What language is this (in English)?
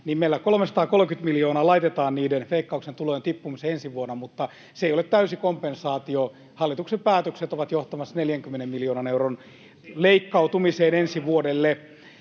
Finnish